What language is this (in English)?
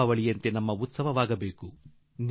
Kannada